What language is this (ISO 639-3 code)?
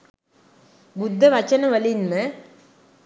sin